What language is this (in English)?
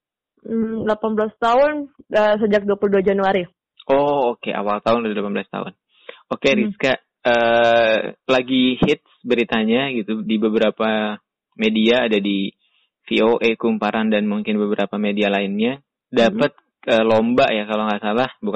Indonesian